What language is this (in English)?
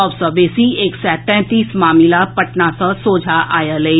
Maithili